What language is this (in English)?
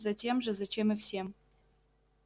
Russian